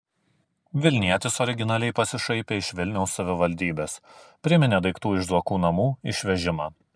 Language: Lithuanian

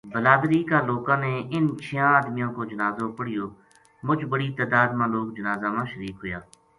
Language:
Gujari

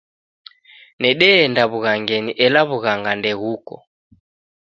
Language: Taita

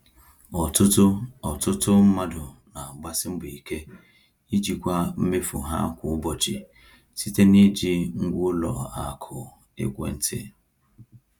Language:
Igbo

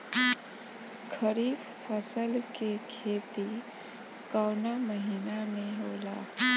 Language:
Bhojpuri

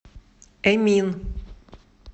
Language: Russian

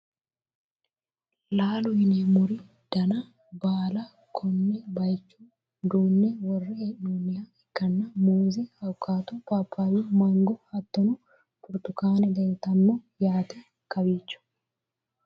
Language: Sidamo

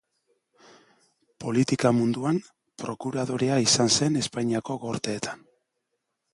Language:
Basque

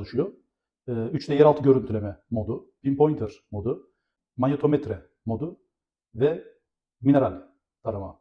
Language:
Turkish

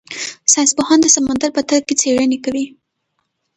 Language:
Pashto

